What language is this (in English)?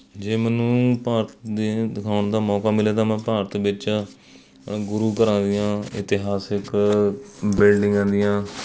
Punjabi